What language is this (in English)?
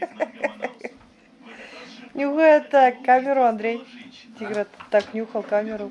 Russian